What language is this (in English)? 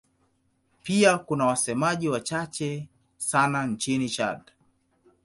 Swahili